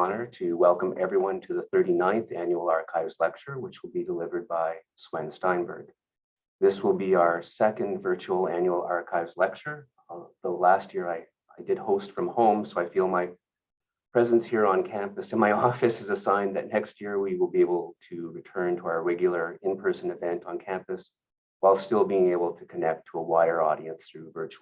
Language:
English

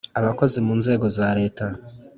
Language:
Kinyarwanda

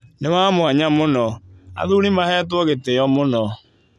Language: Kikuyu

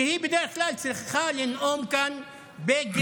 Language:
Hebrew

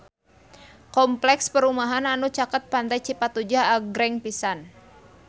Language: Sundanese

